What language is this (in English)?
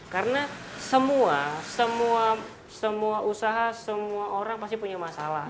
Indonesian